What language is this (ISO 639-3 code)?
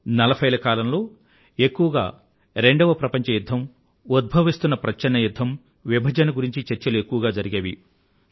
tel